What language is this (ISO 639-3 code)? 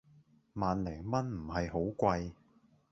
yue